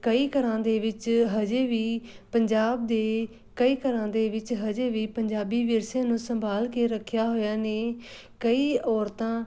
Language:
Punjabi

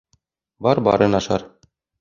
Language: Bashkir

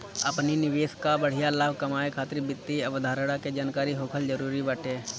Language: Bhojpuri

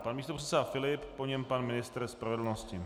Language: Czech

